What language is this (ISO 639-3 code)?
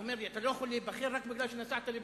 heb